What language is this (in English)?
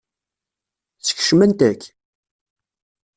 Kabyle